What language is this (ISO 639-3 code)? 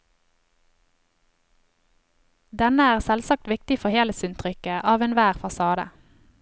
nor